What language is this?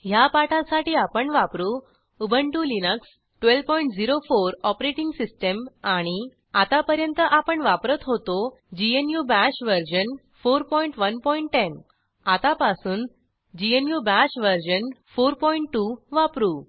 Marathi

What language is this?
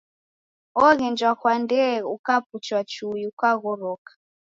Taita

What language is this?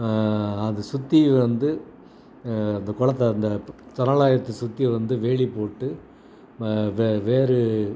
Tamil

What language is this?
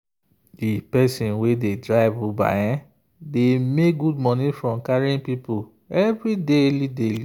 Nigerian Pidgin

